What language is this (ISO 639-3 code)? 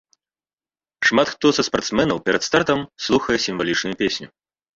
bel